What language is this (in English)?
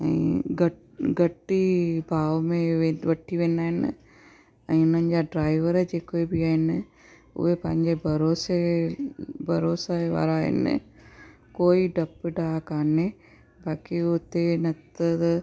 Sindhi